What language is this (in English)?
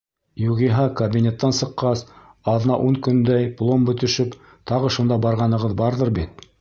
Bashkir